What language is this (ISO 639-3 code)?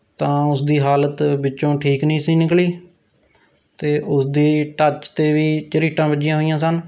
pan